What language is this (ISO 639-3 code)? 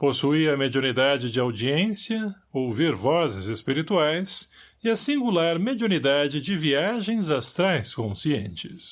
por